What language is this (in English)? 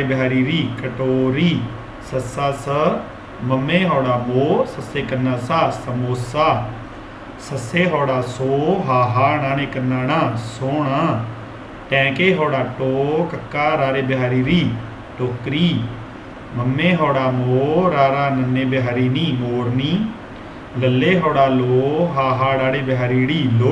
Hindi